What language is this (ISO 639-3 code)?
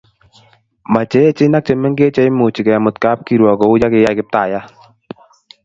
kln